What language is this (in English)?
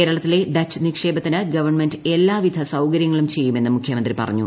Malayalam